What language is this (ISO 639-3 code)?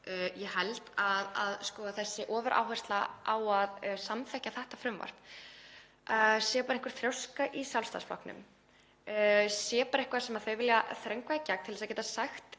isl